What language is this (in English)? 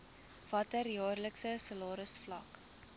Afrikaans